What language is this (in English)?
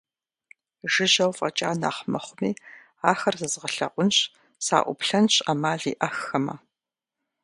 Kabardian